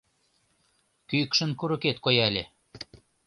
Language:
Mari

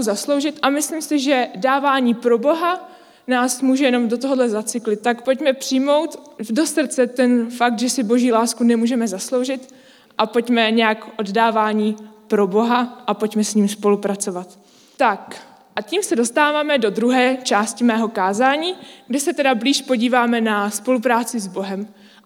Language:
Czech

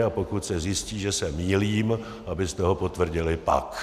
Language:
Czech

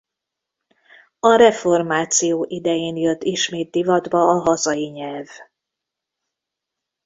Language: Hungarian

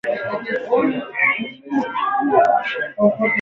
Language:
Swahili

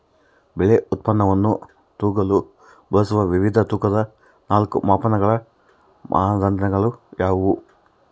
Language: Kannada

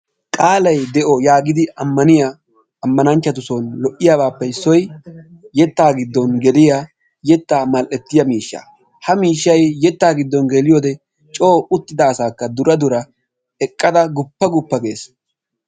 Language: Wolaytta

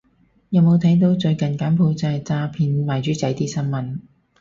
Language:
Cantonese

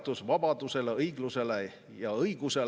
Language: Estonian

